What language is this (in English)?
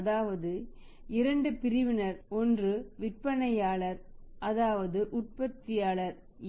Tamil